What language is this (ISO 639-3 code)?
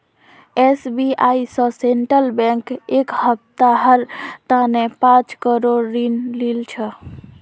mag